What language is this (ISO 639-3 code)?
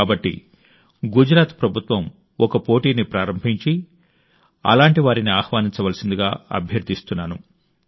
tel